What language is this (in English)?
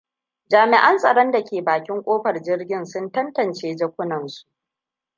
Hausa